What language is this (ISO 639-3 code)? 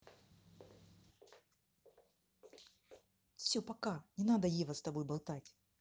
rus